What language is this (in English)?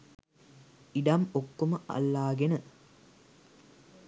Sinhala